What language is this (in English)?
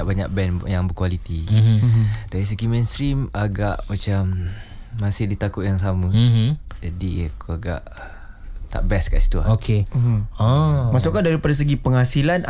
Malay